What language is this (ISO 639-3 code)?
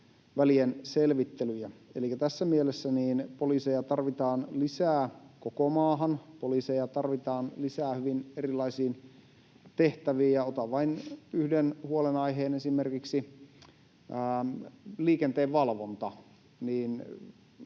fin